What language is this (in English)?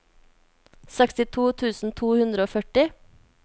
Norwegian